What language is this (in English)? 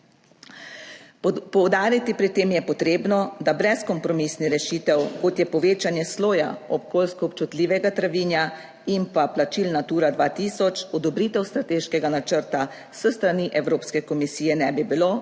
Slovenian